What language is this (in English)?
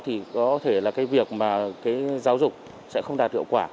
Vietnamese